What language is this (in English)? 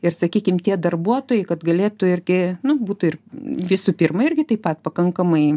Lithuanian